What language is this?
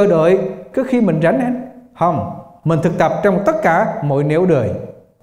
Vietnamese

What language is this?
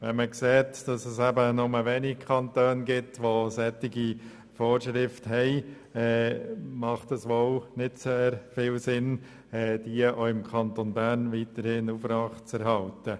Swiss German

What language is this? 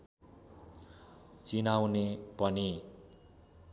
Nepali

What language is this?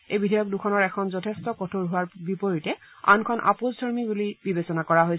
Assamese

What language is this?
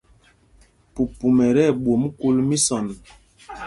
Mpumpong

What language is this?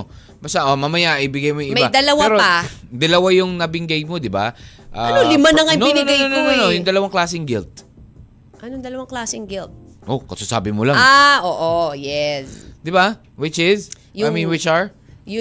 Filipino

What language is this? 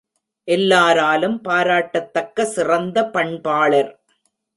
Tamil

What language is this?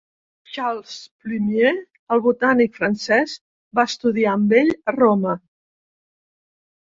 Catalan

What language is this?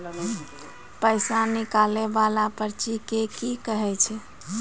Maithili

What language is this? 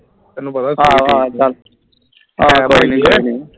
Punjabi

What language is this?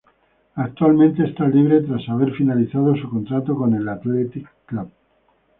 Spanish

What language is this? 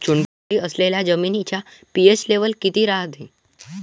Marathi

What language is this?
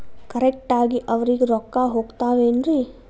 Kannada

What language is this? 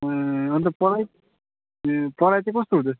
Nepali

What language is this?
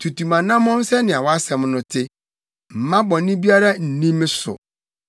Akan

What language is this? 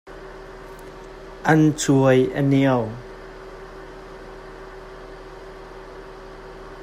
Hakha Chin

